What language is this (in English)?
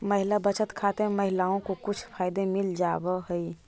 Magahi